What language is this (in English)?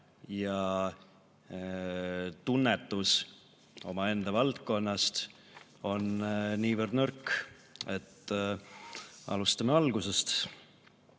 Estonian